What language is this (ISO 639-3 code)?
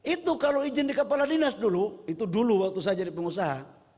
ind